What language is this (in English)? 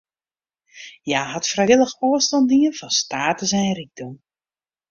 Western Frisian